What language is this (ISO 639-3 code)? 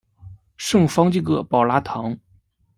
zho